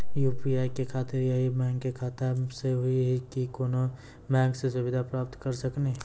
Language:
Maithili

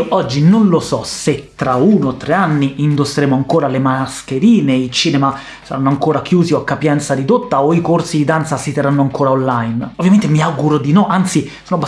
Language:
Italian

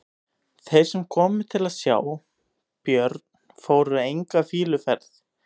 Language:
Icelandic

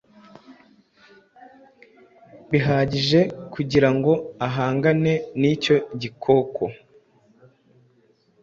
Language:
Kinyarwanda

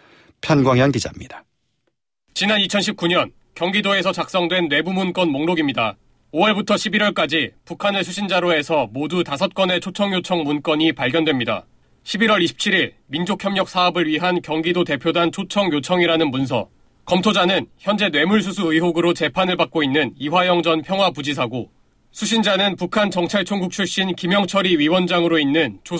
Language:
Korean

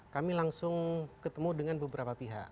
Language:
Indonesian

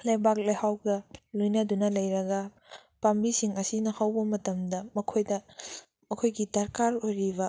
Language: Manipuri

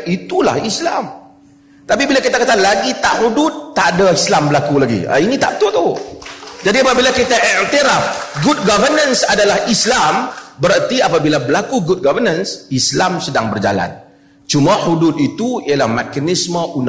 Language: Malay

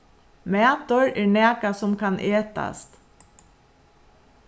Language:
Faroese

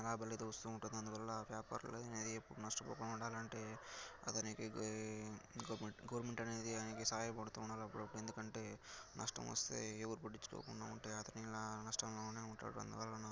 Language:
Telugu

